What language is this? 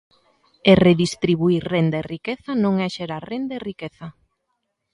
Galician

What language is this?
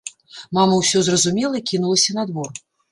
Belarusian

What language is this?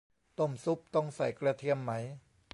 Thai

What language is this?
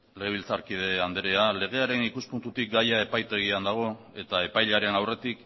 Basque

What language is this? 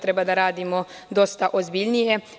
Serbian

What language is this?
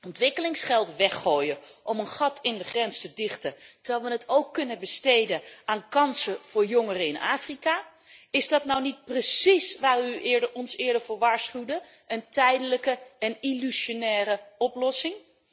Dutch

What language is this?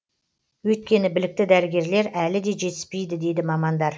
Kazakh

